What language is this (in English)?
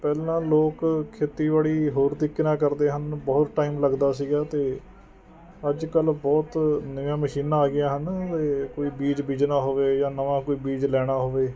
Punjabi